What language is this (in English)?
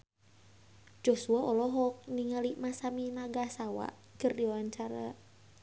Sundanese